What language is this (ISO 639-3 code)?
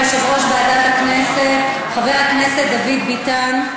heb